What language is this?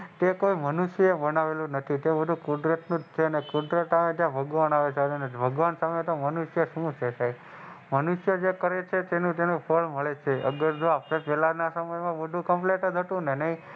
Gujarati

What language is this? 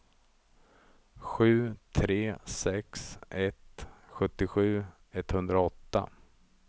Swedish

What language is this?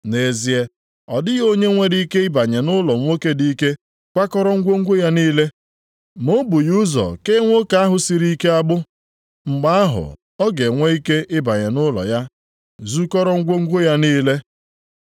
Igbo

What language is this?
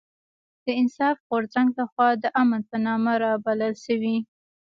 Pashto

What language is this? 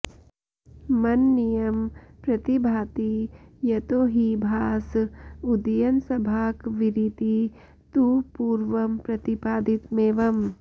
Sanskrit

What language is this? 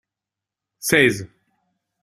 French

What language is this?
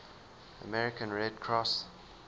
English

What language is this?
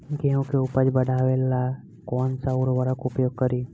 Bhojpuri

